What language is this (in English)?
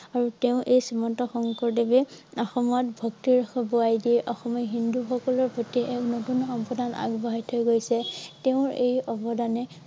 Assamese